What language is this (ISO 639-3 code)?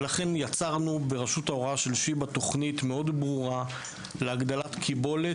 heb